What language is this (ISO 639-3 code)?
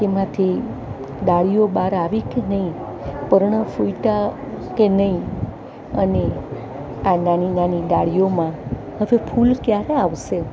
guj